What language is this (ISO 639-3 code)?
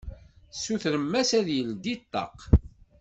kab